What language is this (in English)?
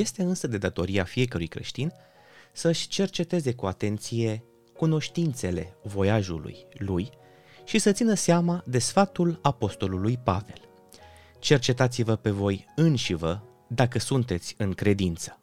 Romanian